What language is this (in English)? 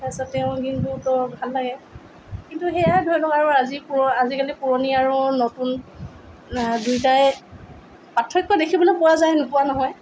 Assamese